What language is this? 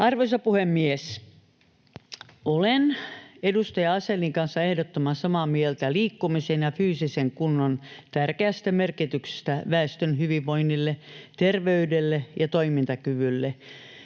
Finnish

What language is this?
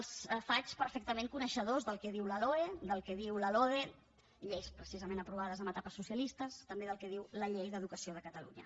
Catalan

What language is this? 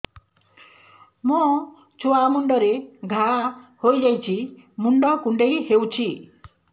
Odia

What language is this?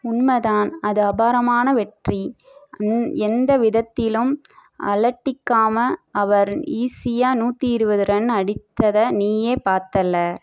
Tamil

